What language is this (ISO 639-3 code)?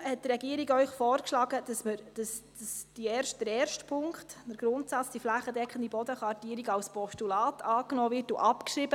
gsw